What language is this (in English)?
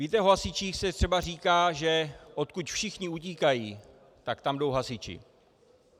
Czech